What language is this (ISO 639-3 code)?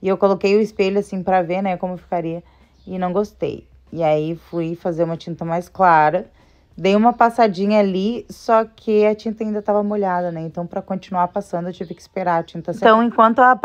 por